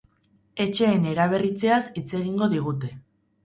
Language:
Basque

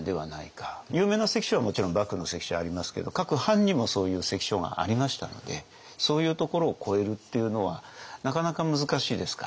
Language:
Japanese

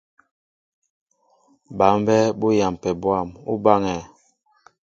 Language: Mbo (Cameroon)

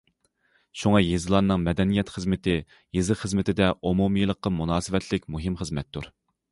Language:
Uyghur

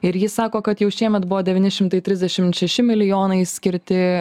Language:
Lithuanian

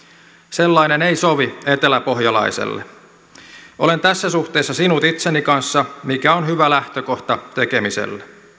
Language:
Finnish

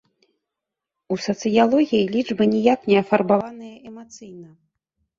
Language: Belarusian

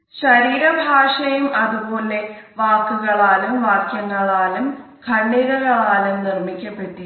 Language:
Malayalam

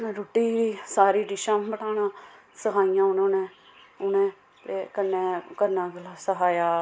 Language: Dogri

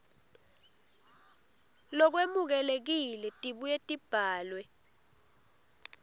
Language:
Swati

